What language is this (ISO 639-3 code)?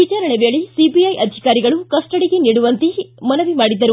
kan